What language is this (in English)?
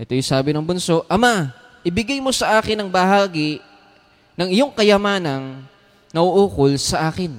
Filipino